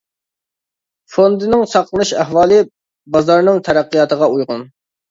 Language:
Uyghur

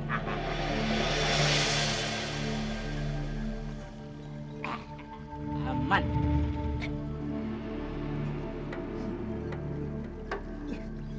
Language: Indonesian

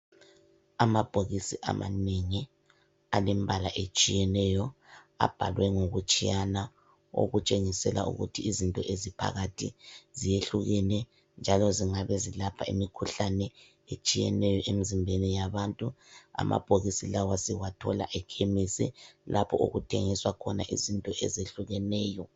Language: North Ndebele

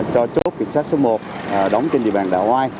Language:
Vietnamese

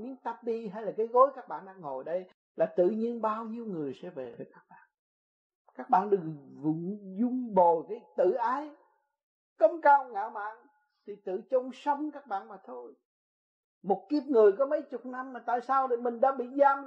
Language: Vietnamese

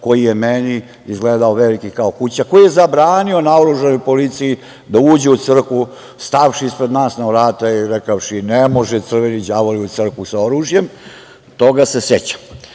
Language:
Serbian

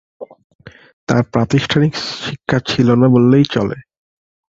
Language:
Bangla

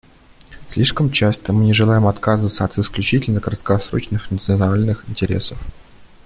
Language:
Russian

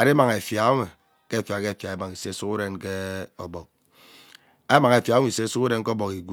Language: Ubaghara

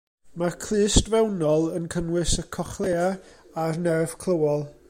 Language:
Welsh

